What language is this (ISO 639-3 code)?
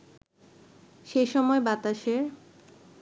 ben